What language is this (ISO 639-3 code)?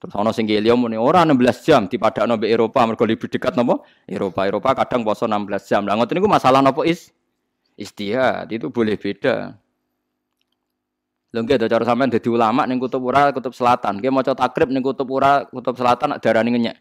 ind